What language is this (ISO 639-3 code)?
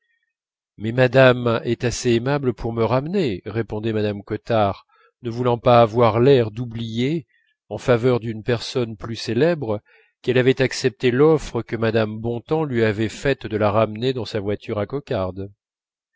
fra